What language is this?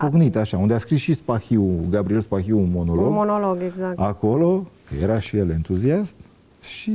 Romanian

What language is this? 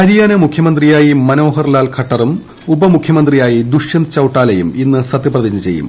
Malayalam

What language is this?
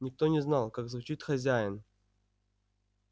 Russian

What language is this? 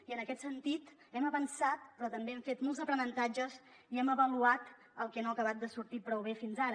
Catalan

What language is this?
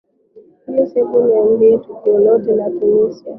Swahili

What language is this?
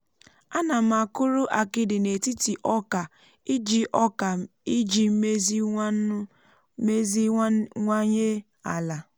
Igbo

